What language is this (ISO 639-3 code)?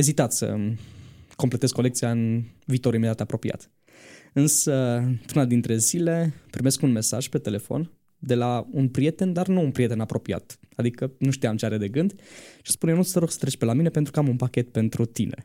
ron